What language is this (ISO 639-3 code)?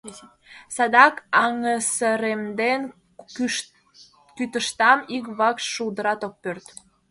chm